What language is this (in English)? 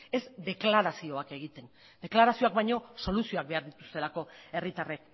Basque